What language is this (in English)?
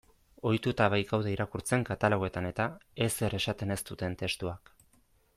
Basque